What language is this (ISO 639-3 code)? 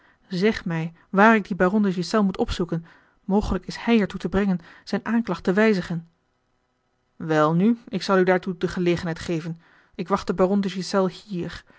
nld